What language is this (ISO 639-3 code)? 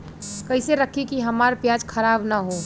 bho